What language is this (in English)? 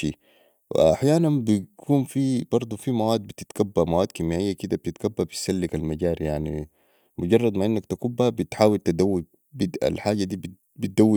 Sudanese Arabic